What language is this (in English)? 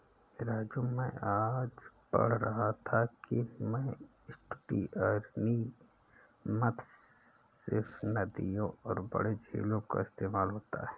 Hindi